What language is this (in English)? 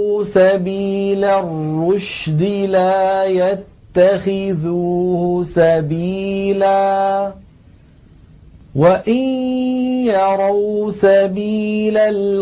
Arabic